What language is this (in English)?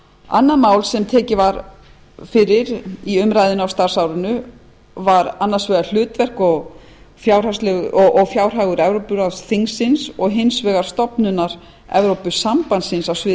Icelandic